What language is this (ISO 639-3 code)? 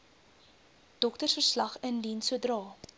afr